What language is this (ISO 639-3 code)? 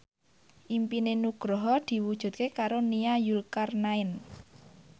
jav